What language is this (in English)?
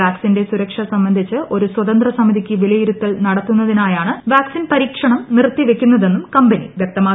Malayalam